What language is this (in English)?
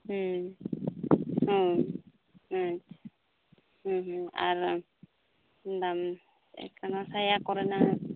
Santali